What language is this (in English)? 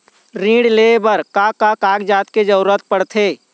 Chhattisgarhi